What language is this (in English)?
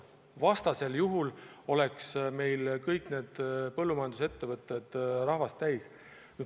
Estonian